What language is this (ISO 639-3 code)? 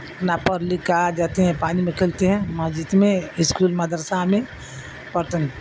urd